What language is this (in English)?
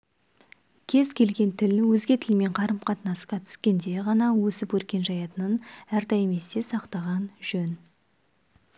Kazakh